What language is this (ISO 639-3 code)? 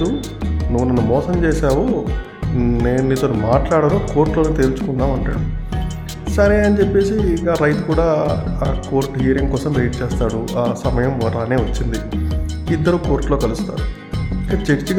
tel